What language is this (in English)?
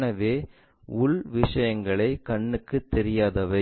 Tamil